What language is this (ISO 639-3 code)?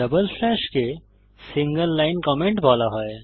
ben